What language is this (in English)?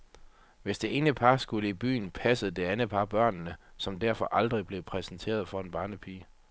Danish